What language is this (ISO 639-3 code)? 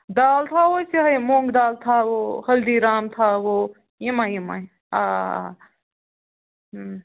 kas